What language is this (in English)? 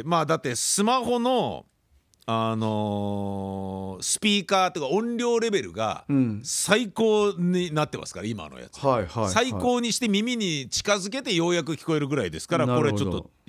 Japanese